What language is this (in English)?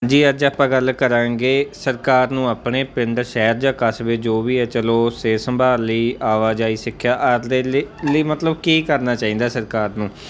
Punjabi